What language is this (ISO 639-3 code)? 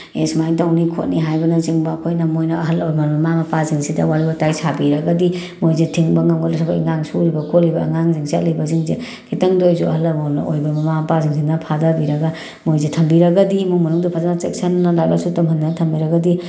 mni